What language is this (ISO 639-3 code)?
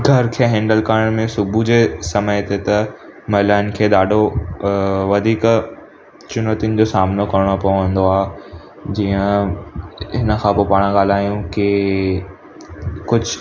snd